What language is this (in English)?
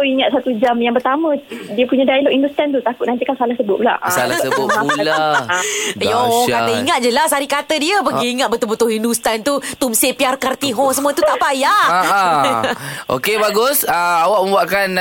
Malay